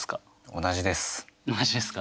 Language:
Japanese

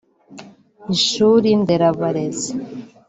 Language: Kinyarwanda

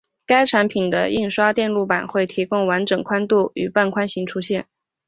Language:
Chinese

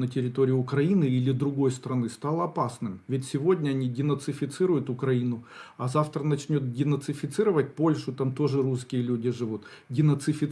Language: Russian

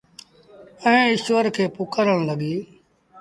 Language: Sindhi Bhil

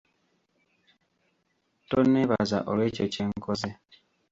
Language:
Ganda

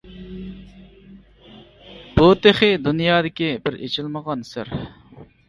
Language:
Uyghur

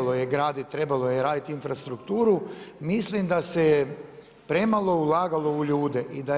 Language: Croatian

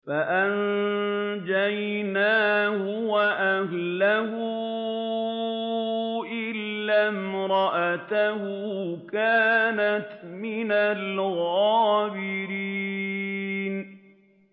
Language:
Arabic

